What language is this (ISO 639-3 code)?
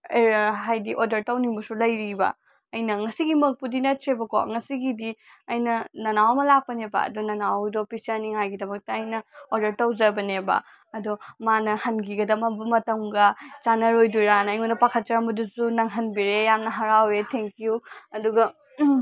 mni